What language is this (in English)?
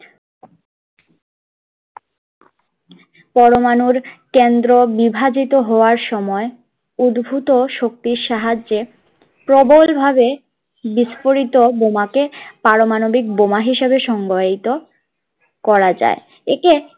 Bangla